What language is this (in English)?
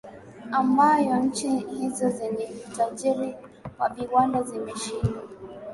Swahili